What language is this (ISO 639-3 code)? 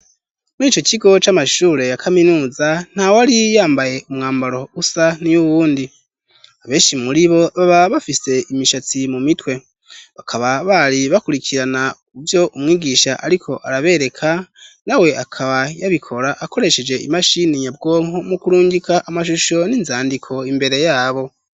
run